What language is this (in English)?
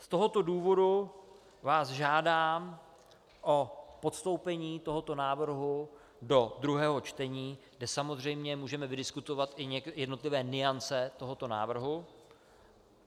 Czech